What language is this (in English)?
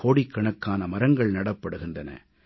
Tamil